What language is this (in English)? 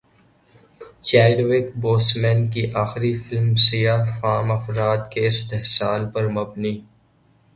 Urdu